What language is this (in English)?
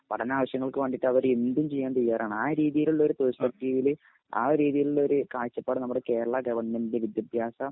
Malayalam